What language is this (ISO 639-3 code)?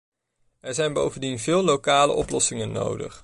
nld